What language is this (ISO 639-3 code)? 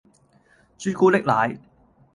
yue